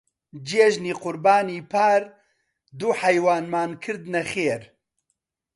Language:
Central Kurdish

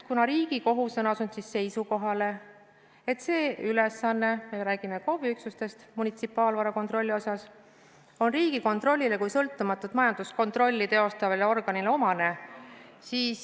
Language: Estonian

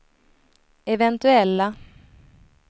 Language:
Swedish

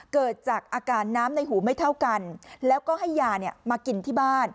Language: Thai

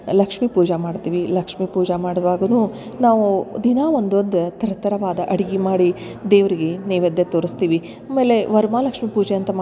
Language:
Kannada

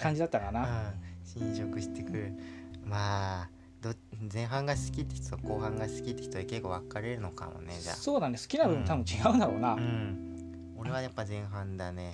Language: Japanese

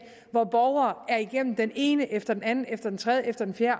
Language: Danish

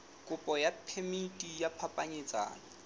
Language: Southern Sotho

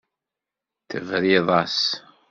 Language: Kabyle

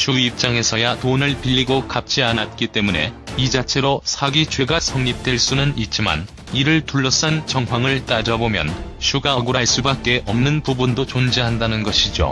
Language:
Korean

